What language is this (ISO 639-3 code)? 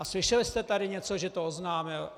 ces